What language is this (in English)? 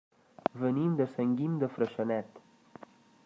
Catalan